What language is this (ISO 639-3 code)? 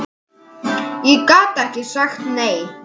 isl